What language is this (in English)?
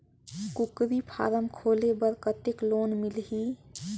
Chhattisgarhi